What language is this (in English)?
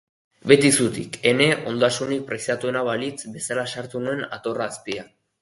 Basque